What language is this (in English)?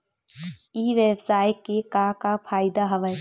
Chhattisgarhi